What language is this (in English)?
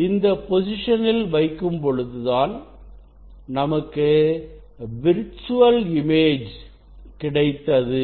Tamil